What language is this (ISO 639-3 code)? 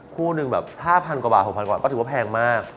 tha